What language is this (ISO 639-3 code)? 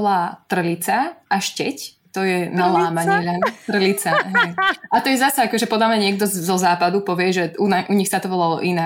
slk